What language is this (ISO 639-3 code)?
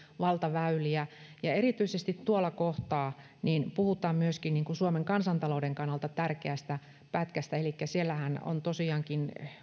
fin